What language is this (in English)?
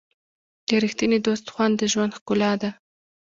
Pashto